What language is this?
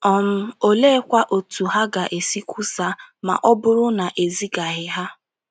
Igbo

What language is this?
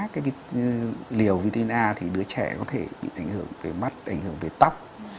Vietnamese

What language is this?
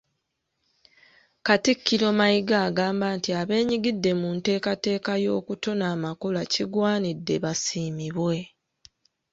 Ganda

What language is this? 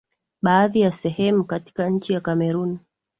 Swahili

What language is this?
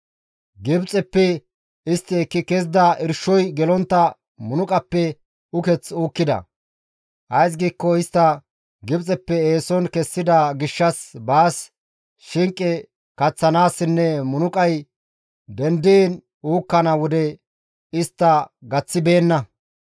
Gamo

